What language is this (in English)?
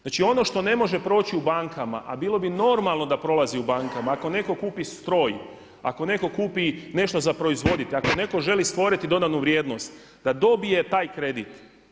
Croatian